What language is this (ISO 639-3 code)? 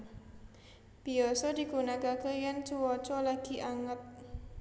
jav